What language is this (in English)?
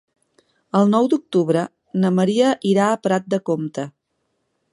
Catalan